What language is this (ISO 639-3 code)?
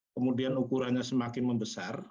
ind